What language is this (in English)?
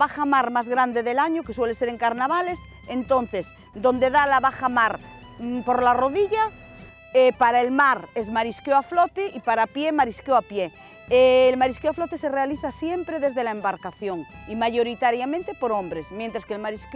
Spanish